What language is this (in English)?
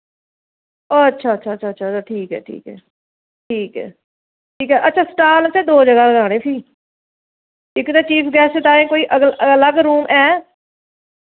Dogri